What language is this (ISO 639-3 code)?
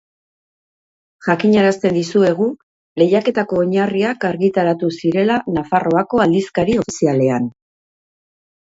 eus